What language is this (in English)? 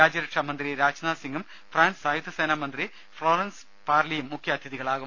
Malayalam